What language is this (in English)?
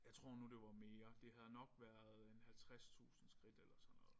Danish